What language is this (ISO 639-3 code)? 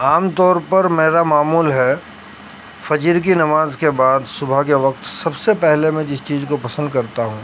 urd